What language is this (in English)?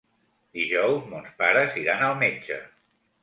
Catalan